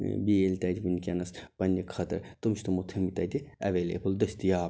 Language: Kashmiri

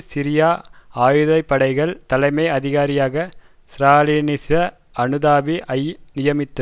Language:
Tamil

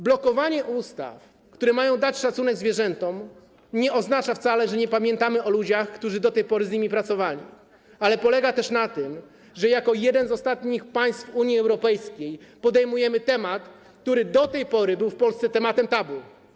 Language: Polish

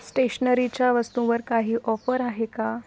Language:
Marathi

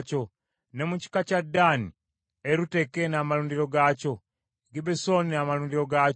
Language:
Ganda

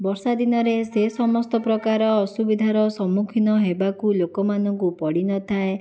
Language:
Odia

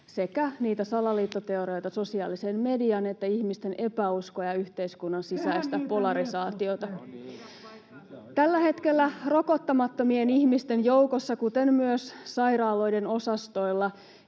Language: Finnish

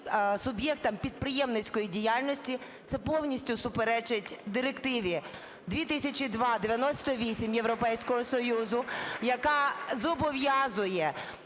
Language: Ukrainian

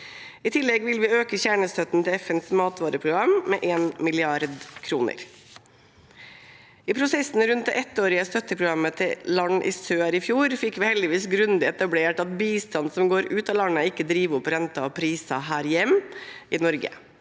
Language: Norwegian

